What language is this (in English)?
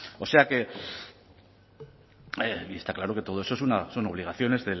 Spanish